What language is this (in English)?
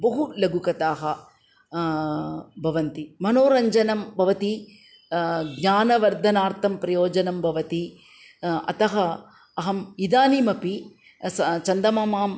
Sanskrit